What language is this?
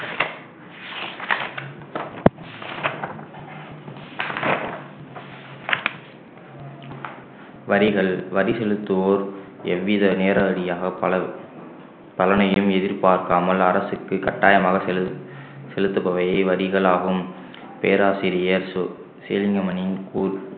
Tamil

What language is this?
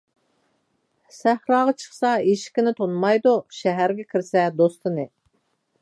Uyghur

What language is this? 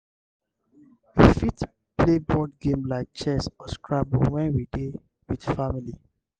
Nigerian Pidgin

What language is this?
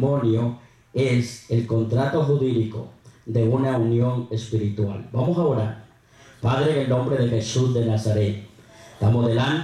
Spanish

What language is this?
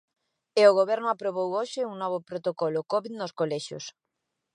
Galician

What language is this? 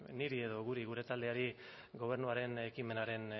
Basque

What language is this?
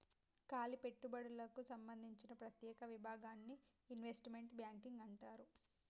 Telugu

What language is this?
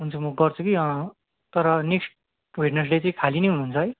Nepali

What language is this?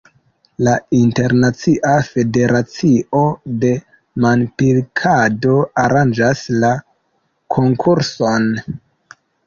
Esperanto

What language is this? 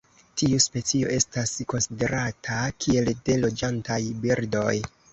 Esperanto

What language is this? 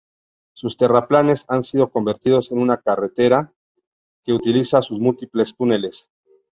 Spanish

